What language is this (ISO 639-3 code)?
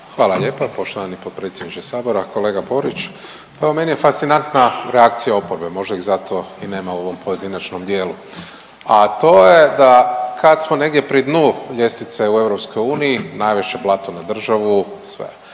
hrv